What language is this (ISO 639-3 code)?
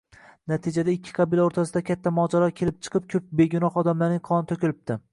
uzb